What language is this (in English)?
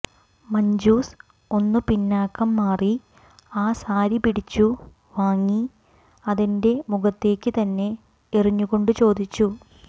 Malayalam